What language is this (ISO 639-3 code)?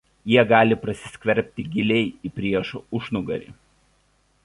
lit